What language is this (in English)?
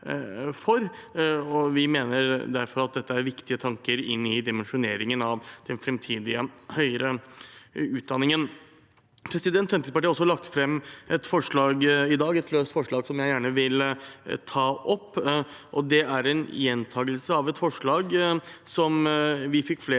Norwegian